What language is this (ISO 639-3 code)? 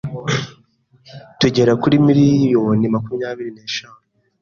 kin